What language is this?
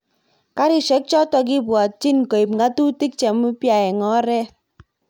Kalenjin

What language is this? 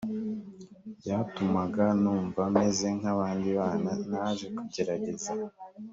Kinyarwanda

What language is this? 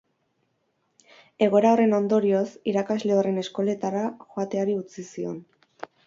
Basque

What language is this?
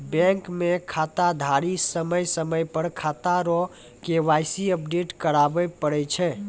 Maithili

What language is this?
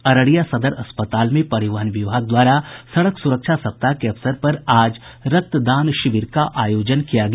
Hindi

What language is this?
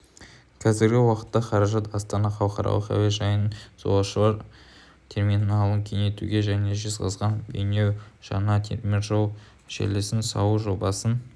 Kazakh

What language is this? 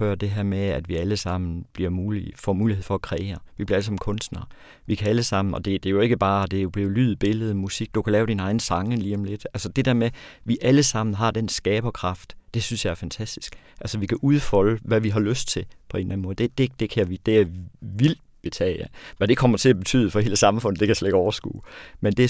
Danish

